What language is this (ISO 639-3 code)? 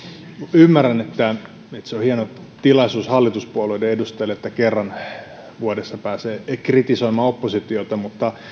fin